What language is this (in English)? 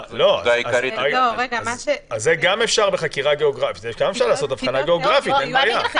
Hebrew